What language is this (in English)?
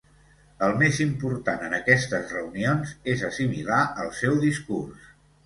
Catalan